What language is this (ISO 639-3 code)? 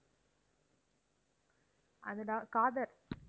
tam